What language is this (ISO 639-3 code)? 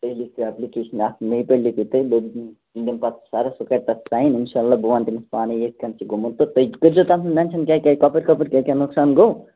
kas